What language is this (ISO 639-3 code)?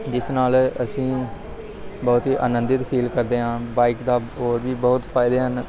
pan